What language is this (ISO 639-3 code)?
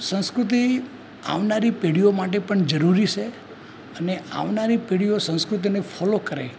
guj